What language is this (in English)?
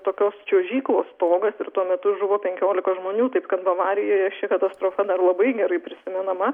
Lithuanian